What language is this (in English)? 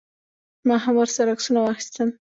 Pashto